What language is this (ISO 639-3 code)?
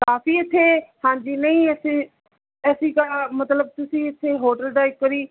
pan